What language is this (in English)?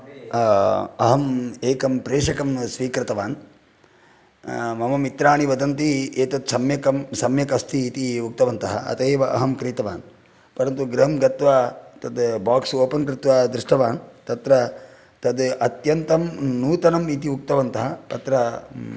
Sanskrit